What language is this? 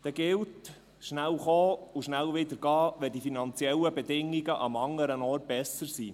Swiss German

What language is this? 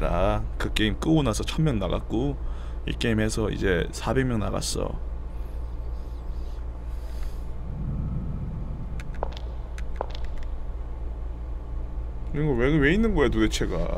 Korean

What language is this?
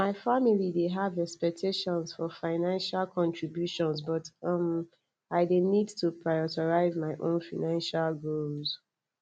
Nigerian Pidgin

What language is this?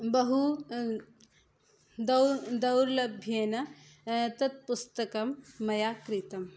Sanskrit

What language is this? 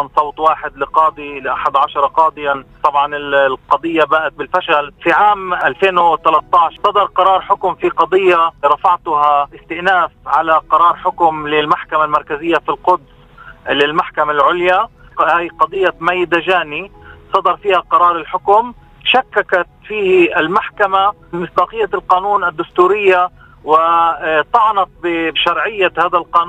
Arabic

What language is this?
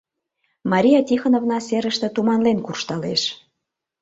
Mari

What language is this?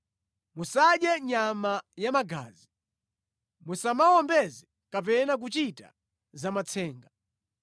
Nyanja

